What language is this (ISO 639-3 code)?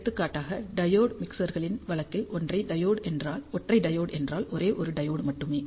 tam